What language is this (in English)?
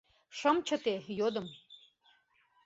Mari